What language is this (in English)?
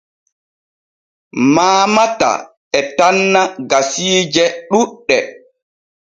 Borgu Fulfulde